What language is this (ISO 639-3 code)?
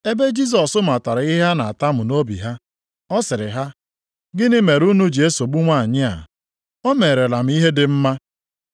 ibo